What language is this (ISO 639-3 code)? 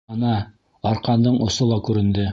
bak